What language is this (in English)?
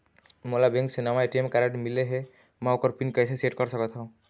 Chhattisgarhi